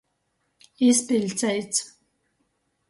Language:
Latgalian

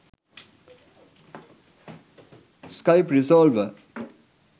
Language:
Sinhala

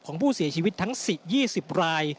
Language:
Thai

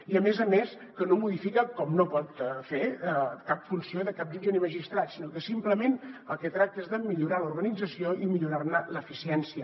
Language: Catalan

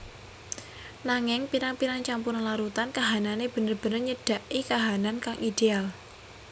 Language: Javanese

